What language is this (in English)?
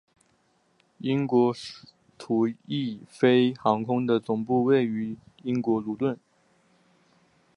Chinese